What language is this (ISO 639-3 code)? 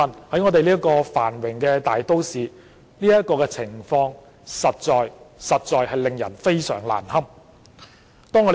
yue